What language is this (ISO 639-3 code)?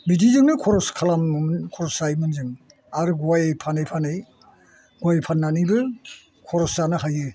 brx